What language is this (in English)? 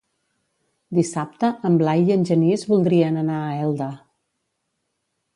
Catalan